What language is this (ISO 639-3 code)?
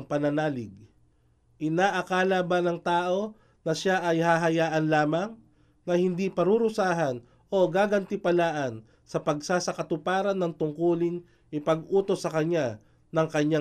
fil